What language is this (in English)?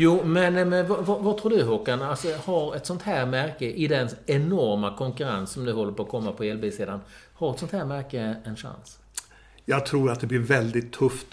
Swedish